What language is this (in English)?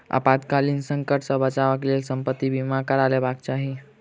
Maithili